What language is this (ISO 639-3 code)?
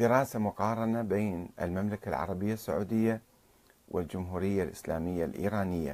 ara